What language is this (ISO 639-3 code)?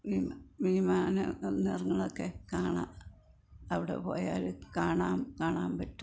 mal